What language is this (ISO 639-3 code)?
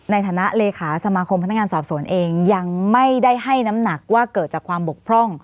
tha